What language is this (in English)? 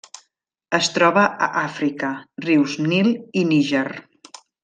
Catalan